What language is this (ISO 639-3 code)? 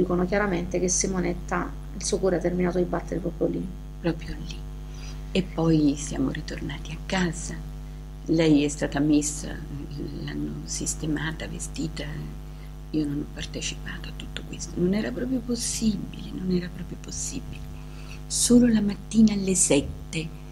ita